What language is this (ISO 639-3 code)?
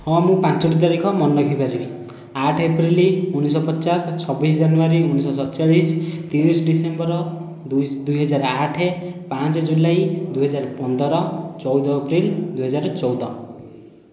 ori